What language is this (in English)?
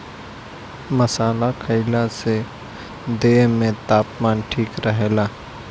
Bhojpuri